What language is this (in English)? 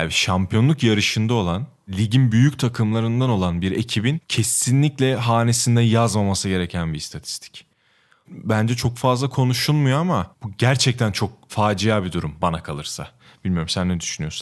Turkish